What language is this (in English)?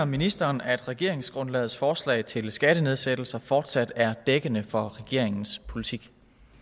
Danish